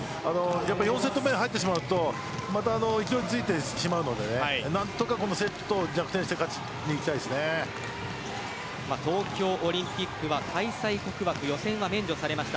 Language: Japanese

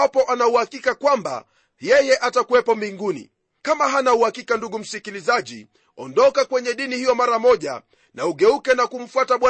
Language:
Swahili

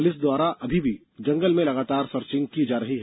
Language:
Hindi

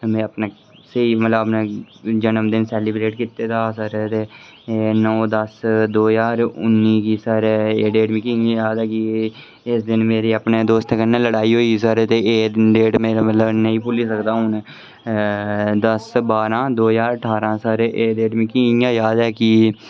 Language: Dogri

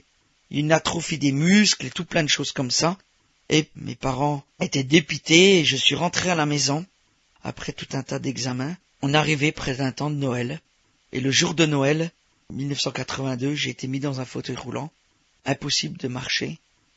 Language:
French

